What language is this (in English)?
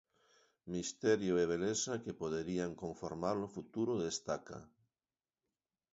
Galician